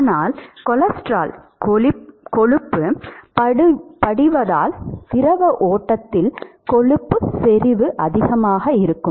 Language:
Tamil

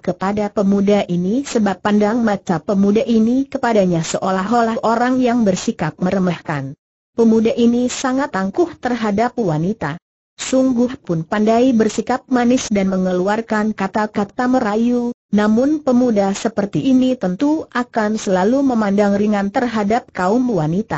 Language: Indonesian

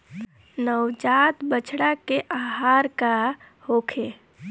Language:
Bhojpuri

